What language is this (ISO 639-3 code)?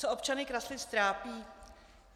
ces